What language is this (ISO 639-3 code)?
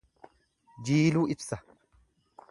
orm